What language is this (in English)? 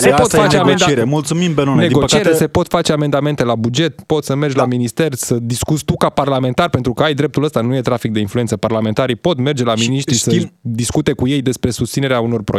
Romanian